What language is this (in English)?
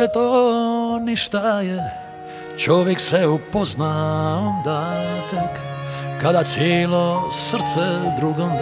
Croatian